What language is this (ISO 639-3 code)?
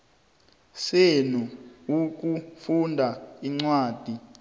nbl